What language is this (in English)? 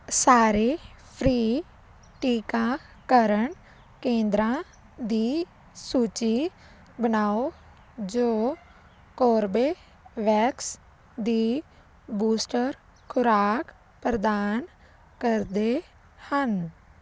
Punjabi